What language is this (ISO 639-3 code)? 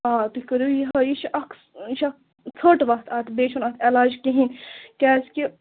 kas